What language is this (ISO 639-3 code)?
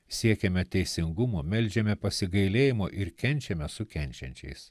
lit